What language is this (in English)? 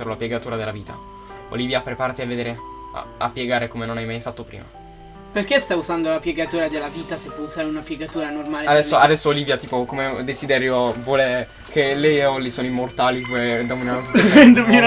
Italian